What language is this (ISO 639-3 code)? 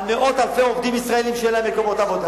heb